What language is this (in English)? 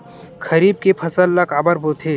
Chhattisgarhi